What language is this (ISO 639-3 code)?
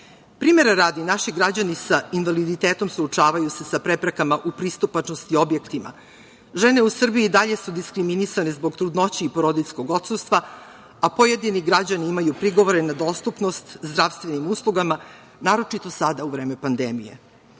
srp